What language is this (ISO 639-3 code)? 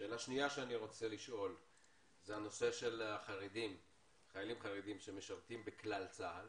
heb